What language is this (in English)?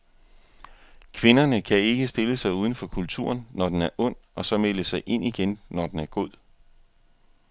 Danish